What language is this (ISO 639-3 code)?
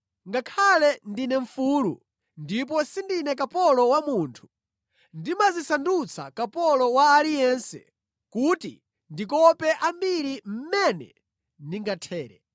nya